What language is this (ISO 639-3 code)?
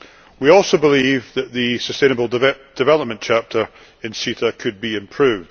eng